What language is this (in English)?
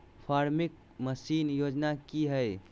Magahi